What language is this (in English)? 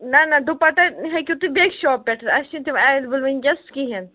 Kashmiri